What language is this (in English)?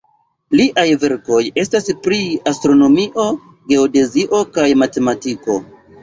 Esperanto